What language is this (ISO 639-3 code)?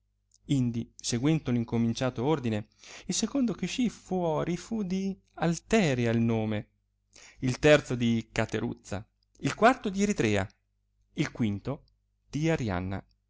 ita